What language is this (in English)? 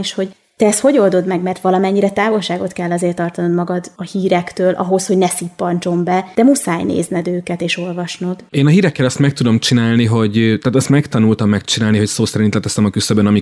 Hungarian